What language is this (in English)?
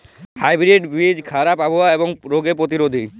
Bangla